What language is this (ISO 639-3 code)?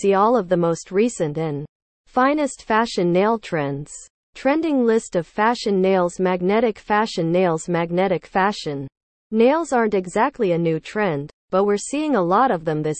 eng